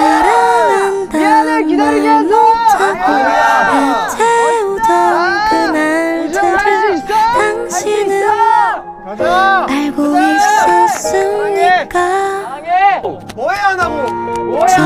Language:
Korean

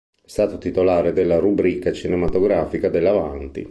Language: Italian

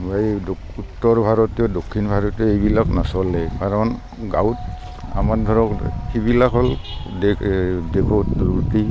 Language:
Assamese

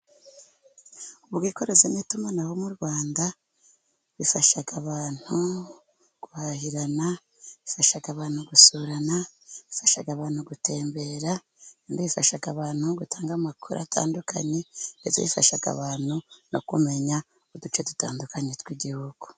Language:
Kinyarwanda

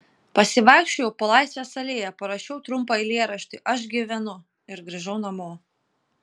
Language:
Lithuanian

